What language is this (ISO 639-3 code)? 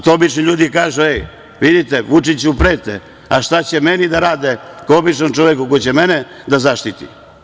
srp